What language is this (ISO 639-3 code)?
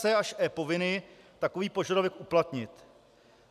ces